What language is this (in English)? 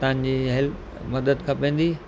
Sindhi